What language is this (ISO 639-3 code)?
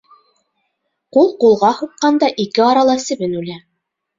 bak